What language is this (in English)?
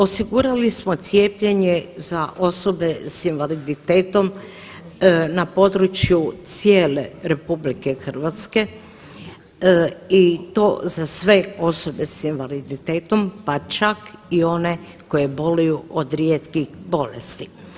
Croatian